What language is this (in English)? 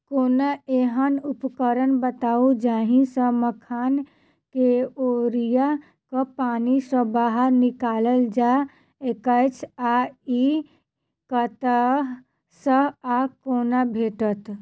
Maithili